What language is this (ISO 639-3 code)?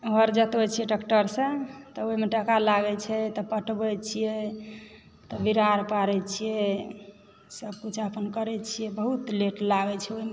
mai